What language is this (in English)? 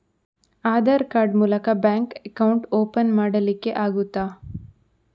Kannada